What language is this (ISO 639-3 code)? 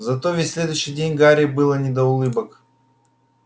rus